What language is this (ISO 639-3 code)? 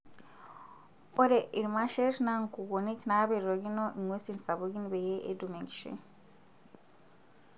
mas